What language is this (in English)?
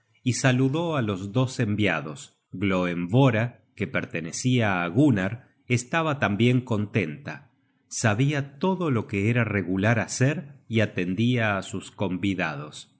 Spanish